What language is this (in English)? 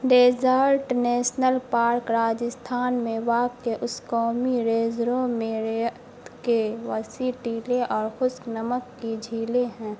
Urdu